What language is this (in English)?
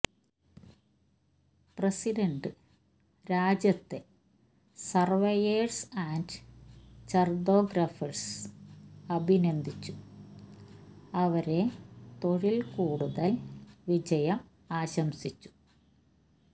Malayalam